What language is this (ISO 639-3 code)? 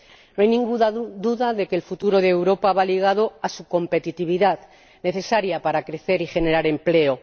spa